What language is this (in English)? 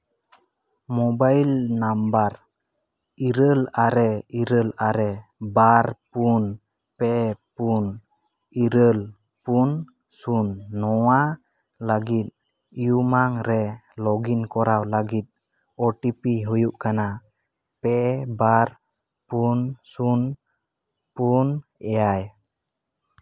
Santali